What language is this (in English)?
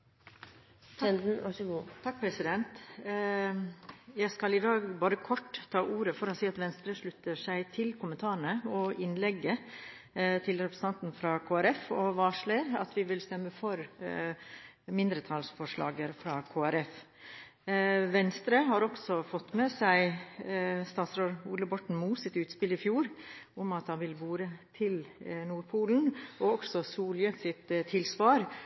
Norwegian Bokmål